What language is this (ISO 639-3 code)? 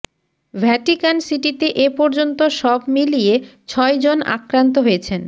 ben